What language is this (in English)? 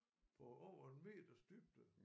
Danish